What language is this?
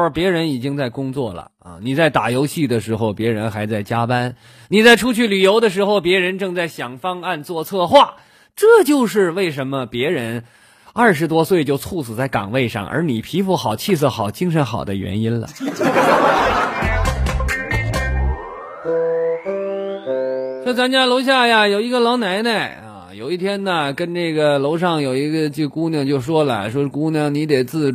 Chinese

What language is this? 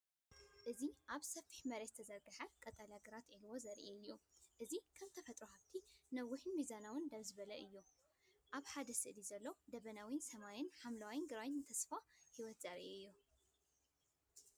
Tigrinya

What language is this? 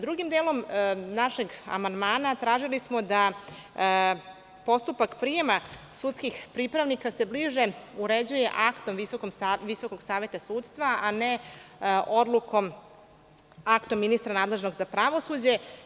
Serbian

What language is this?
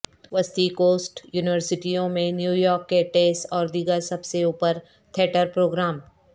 Urdu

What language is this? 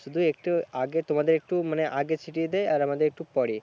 Bangla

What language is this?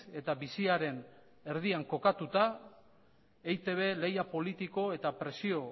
Basque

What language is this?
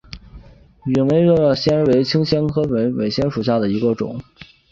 Chinese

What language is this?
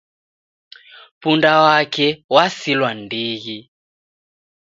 Taita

